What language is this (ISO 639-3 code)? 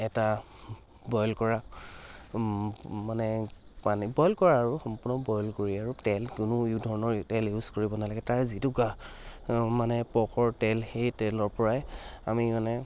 asm